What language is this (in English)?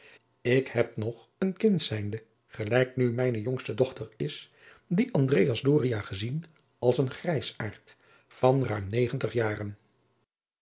Dutch